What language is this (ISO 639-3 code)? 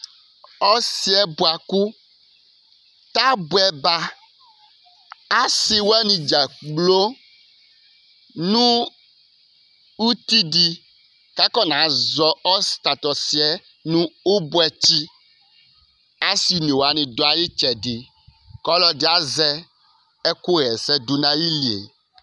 kpo